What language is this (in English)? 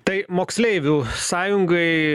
Lithuanian